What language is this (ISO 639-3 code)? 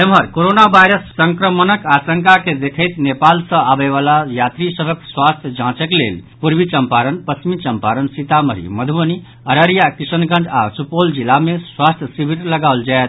mai